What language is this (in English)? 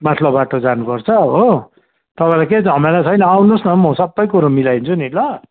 Nepali